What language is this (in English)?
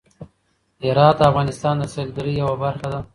Pashto